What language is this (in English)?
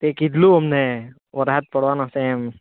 Gujarati